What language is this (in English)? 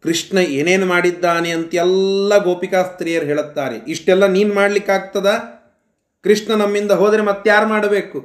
Kannada